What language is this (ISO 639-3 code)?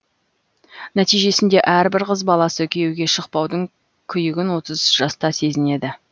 kaz